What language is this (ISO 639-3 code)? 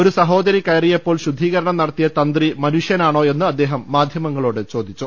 mal